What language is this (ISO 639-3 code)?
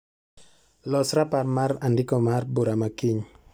luo